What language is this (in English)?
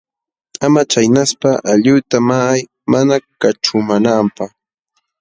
Jauja Wanca Quechua